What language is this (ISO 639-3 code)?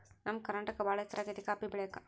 kan